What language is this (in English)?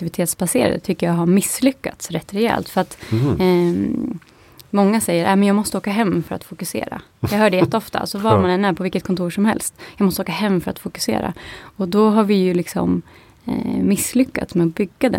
Swedish